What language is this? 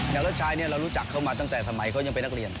Thai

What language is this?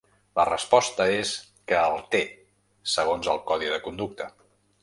Catalan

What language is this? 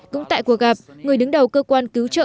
Vietnamese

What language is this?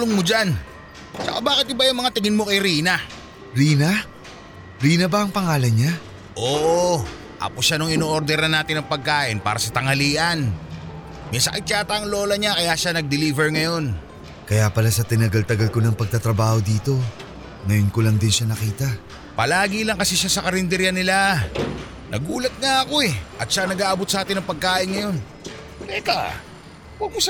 Filipino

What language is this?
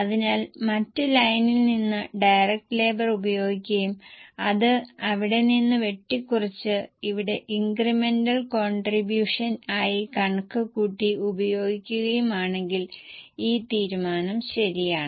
Malayalam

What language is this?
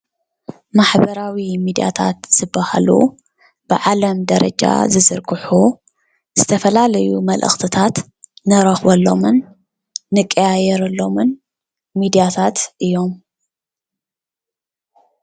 Tigrinya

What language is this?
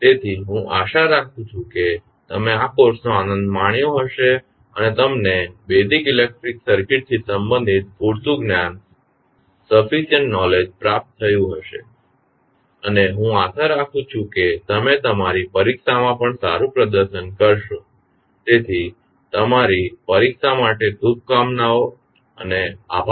Gujarati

